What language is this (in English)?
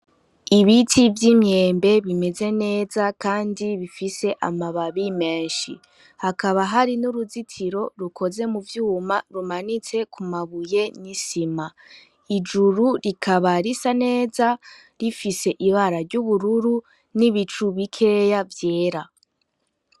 Rundi